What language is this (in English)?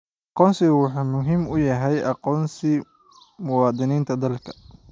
Somali